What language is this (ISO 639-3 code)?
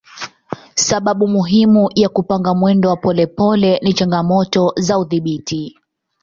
swa